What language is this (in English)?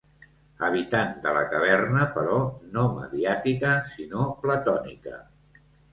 Catalan